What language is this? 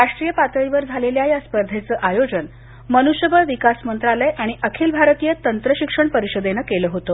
Marathi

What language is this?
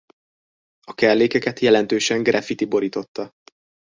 Hungarian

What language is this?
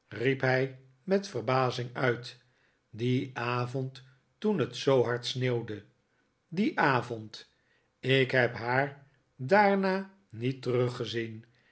Dutch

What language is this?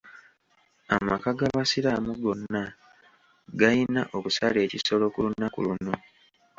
Ganda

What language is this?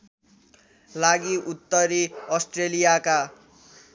Nepali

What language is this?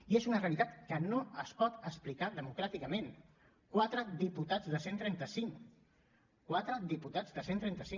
Catalan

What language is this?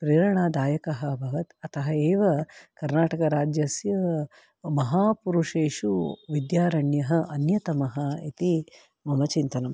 Sanskrit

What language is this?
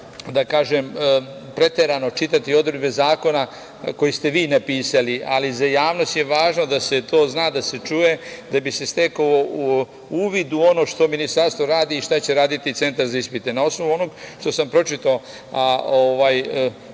Serbian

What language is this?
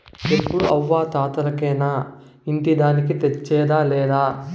Telugu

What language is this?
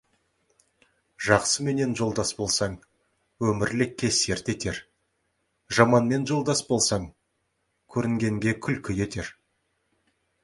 Kazakh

